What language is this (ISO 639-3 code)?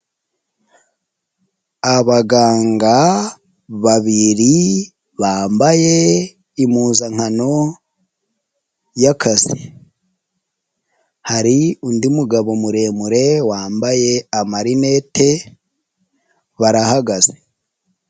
kin